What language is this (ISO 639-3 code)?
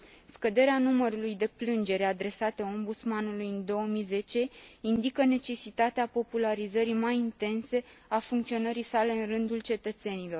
ron